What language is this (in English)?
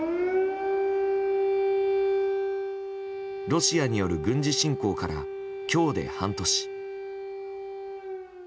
Japanese